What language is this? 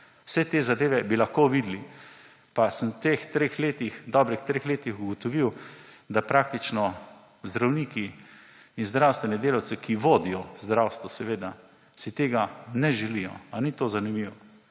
Slovenian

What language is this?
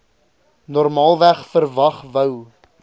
Afrikaans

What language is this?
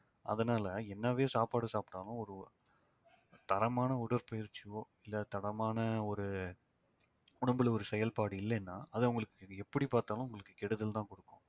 Tamil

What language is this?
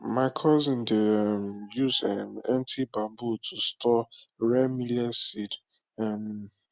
Nigerian Pidgin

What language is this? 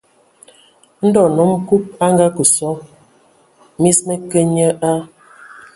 Ewondo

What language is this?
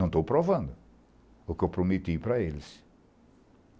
Portuguese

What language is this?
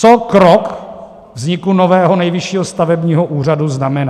Czech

